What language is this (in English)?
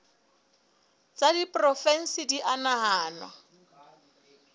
Southern Sotho